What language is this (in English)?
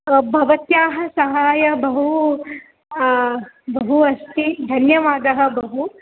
Sanskrit